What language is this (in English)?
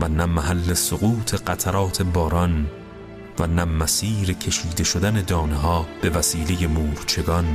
Persian